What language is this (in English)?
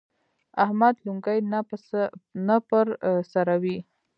Pashto